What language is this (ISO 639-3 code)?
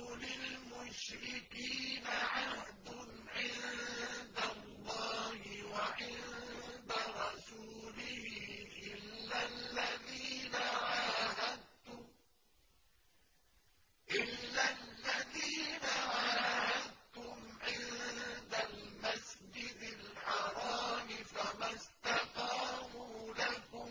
ara